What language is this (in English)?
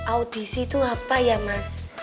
Indonesian